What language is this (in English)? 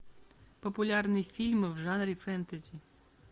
Russian